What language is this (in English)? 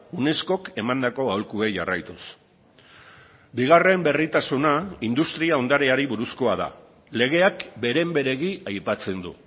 Basque